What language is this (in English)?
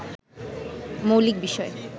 Bangla